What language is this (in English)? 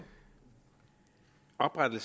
Danish